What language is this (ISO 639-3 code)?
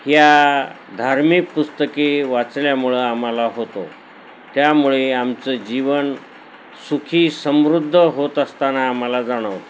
mar